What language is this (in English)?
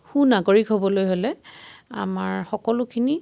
Assamese